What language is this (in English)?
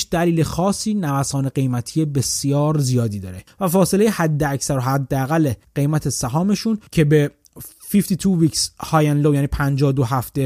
Persian